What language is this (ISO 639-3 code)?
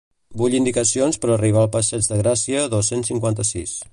cat